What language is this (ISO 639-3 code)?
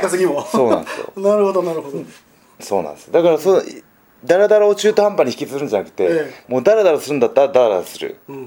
jpn